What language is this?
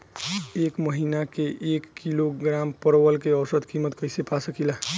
Bhojpuri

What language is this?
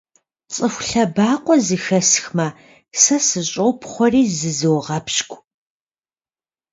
Kabardian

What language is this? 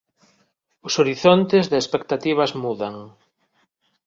Galician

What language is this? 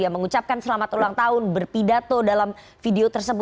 Indonesian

